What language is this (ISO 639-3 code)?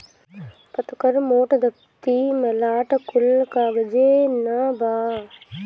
bho